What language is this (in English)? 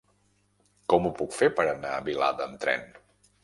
Catalan